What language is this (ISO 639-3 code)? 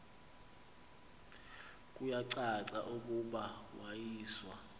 xho